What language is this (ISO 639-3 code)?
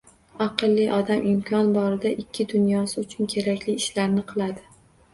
uzb